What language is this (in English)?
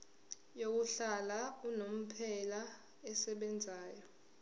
Zulu